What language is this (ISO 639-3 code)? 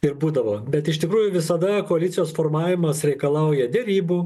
lit